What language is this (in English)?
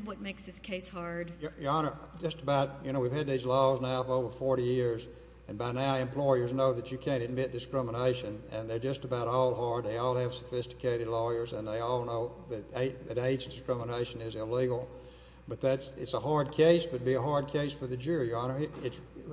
English